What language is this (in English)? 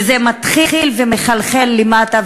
Hebrew